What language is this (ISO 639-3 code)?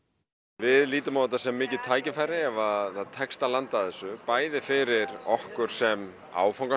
isl